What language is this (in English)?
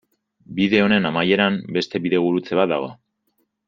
Basque